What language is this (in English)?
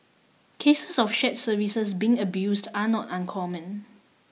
English